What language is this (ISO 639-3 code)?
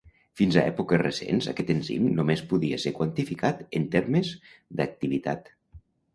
cat